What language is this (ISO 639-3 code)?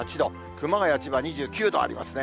jpn